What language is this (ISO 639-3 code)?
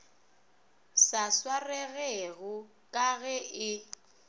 nso